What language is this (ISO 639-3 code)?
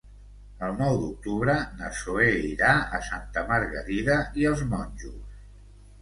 cat